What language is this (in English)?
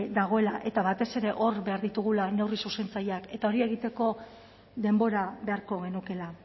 Basque